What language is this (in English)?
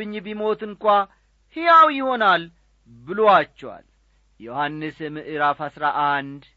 Amharic